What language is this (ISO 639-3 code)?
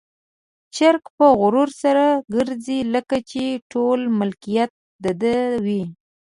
pus